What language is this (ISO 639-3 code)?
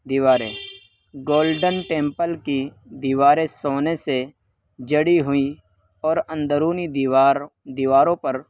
urd